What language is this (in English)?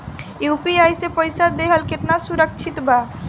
Bhojpuri